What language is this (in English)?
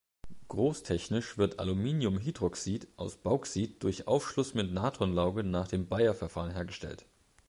German